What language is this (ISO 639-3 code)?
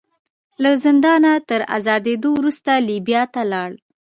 pus